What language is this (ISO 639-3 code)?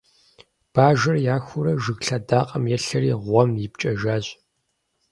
kbd